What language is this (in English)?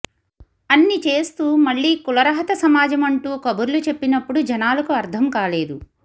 Telugu